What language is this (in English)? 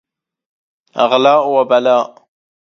Arabic